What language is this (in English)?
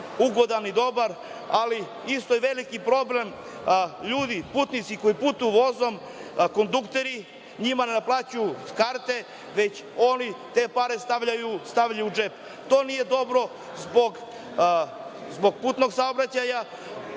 Serbian